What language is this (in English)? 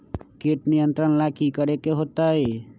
Magahi